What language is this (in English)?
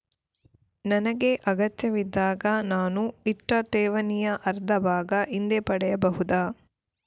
Kannada